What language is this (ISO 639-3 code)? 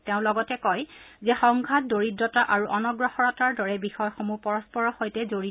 asm